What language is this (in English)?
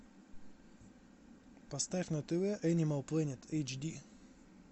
Russian